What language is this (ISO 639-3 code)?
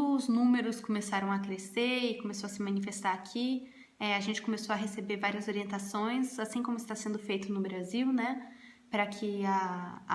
por